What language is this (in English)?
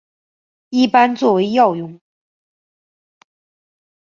Chinese